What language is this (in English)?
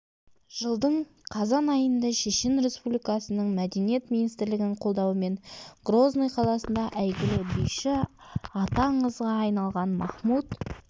Kazakh